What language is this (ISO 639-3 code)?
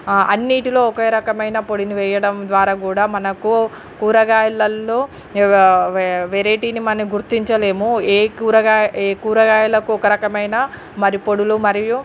tel